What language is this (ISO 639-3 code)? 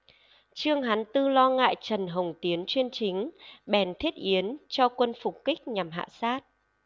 vie